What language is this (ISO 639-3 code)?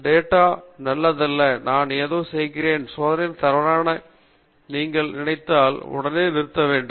tam